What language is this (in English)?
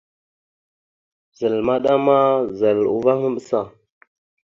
Mada (Cameroon)